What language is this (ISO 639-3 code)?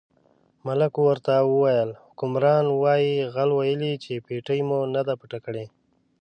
pus